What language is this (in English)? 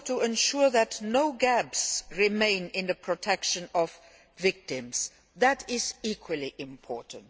English